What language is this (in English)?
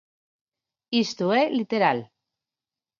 Galician